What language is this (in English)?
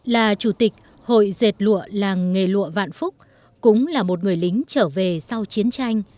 Vietnamese